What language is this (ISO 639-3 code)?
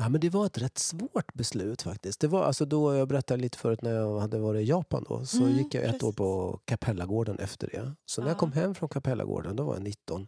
swe